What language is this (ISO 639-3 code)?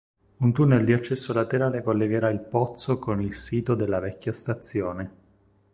ita